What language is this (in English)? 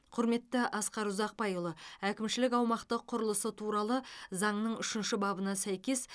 Kazakh